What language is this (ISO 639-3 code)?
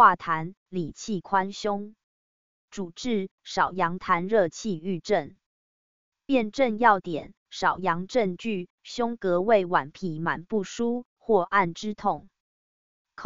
zho